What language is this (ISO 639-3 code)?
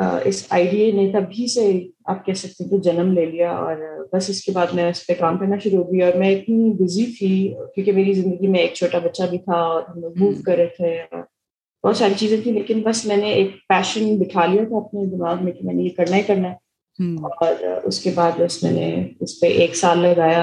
urd